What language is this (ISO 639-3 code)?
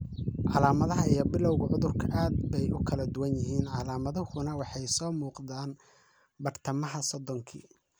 som